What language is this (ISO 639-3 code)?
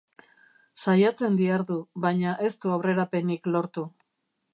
eus